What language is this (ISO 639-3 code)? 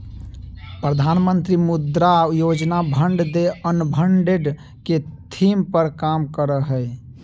mag